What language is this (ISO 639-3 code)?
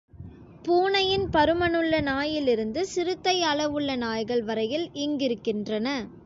tam